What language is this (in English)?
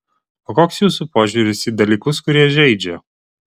Lithuanian